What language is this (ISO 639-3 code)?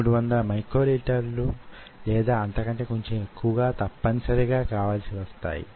tel